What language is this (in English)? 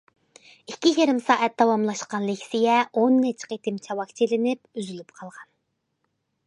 Uyghur